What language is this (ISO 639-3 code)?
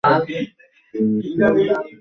ben